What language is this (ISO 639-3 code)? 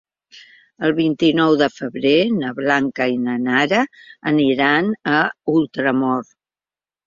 cat